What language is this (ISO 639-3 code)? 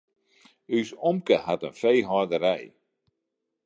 fry